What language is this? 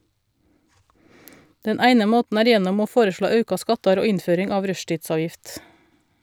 Norwegian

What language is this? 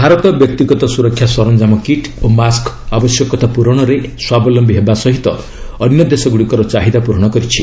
Odia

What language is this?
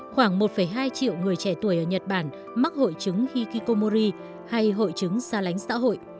Vietnamese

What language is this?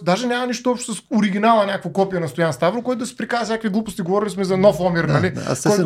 Bulgarian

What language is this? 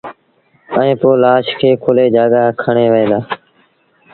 Sindhi Bhil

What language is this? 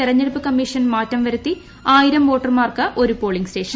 Malayalam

